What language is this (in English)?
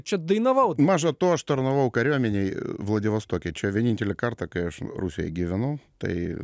Lithuanian